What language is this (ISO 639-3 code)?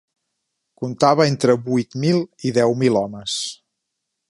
cat